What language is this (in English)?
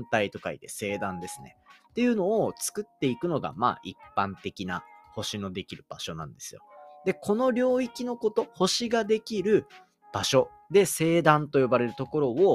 Japanese